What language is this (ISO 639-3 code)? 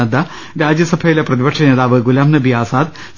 mal